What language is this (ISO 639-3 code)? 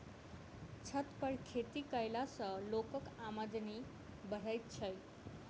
mai